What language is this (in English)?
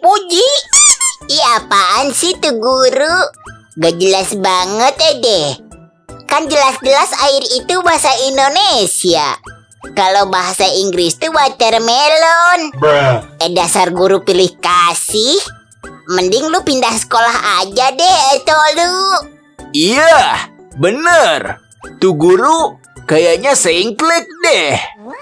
Indonesian